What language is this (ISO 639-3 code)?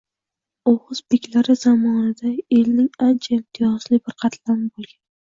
uzb